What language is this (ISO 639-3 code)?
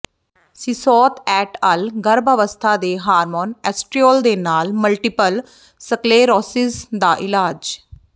pan